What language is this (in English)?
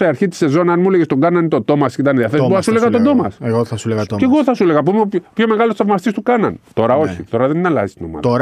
Greek